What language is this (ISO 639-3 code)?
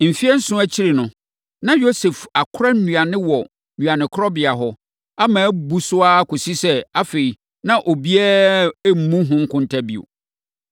aka